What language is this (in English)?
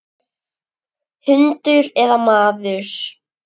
Icelandic